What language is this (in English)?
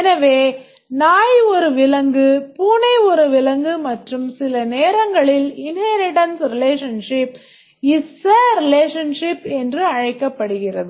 Tamil